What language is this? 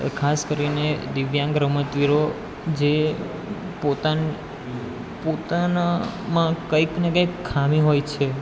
Gujarati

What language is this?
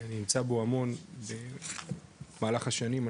Hebrew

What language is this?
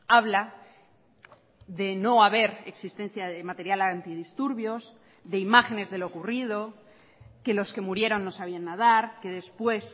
Spanish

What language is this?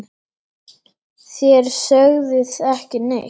Icelandic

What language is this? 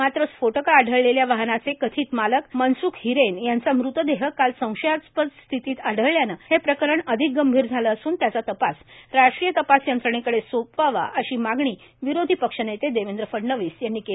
Marathi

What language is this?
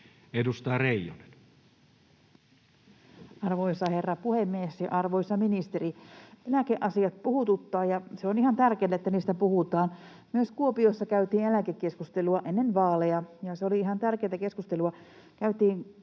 Finnish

